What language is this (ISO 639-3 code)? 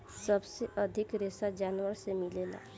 bho